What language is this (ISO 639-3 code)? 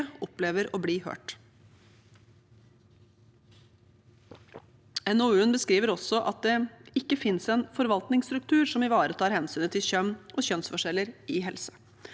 nor